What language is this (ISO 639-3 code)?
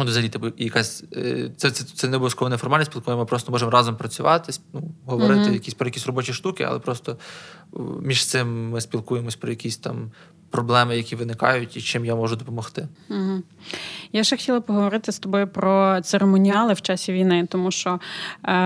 ukr